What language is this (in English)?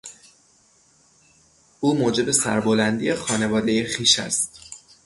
Persian